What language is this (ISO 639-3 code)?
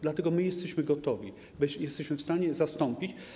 pol